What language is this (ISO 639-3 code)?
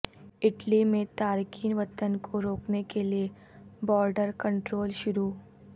urd